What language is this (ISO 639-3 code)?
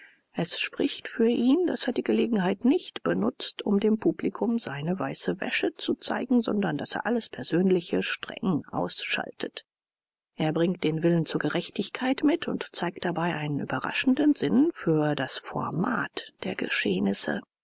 deu